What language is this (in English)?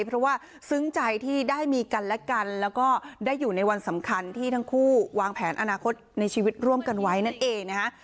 Thai